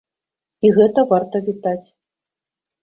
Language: Belarusian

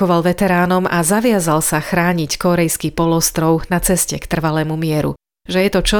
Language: Slovak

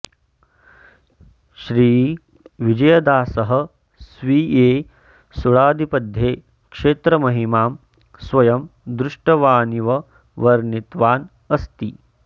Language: Sanskrit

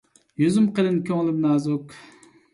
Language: Uyghur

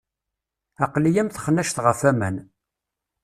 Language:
Kabyle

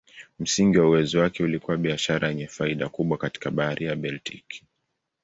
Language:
Swahili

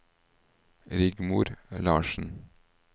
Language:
Norwegian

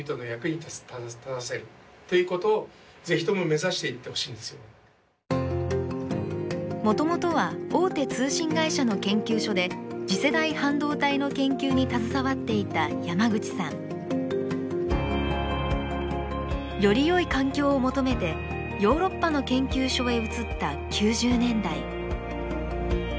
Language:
Japanese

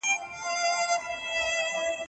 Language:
Pashto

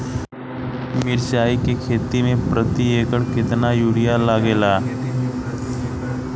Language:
Bhojpuri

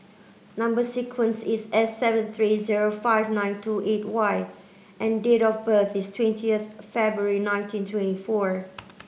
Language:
English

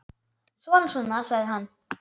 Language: Icelandic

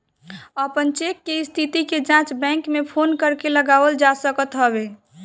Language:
Bhojpuri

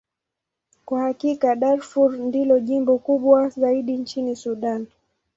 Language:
Swahili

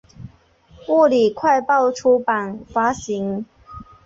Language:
Chinese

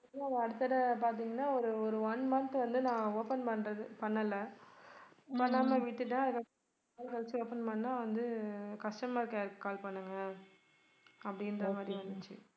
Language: Tamil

